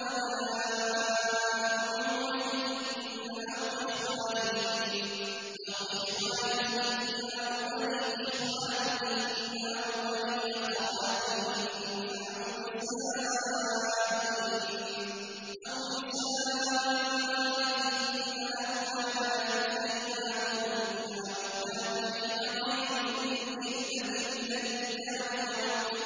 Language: Arabic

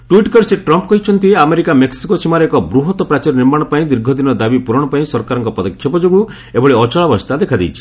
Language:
Odia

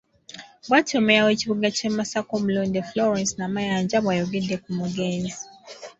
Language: Ganda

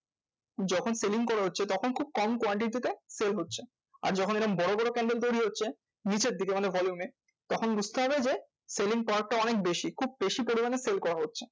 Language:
Bangla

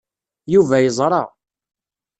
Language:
Kabyle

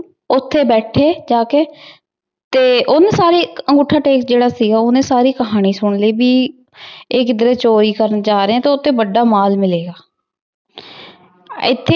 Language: Punjabi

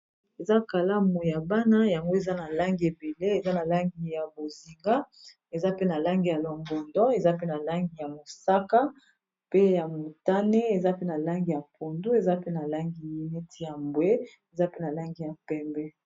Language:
Lingala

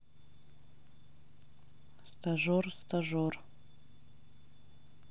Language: Russian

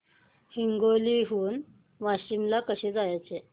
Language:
Marathi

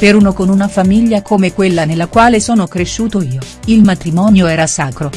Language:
Italian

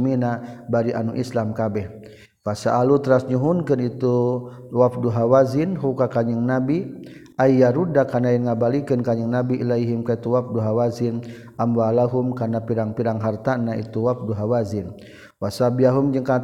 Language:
Malay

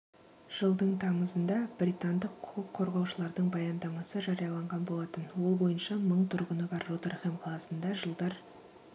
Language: Kazakh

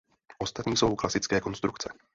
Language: Czech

